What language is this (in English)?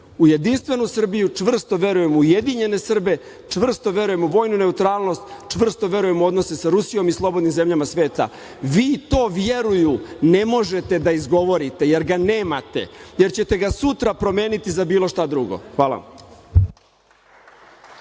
Serbian